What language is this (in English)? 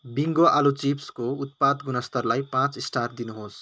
Nepali